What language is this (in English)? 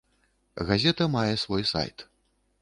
Belarusian